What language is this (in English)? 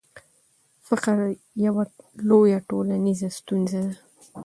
Pashto